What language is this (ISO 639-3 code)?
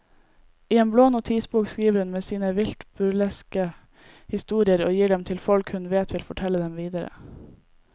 nor